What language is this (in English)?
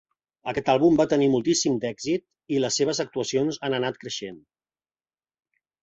Catalan